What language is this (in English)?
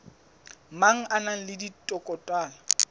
Southern Sotho